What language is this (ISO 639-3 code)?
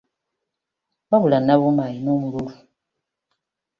lug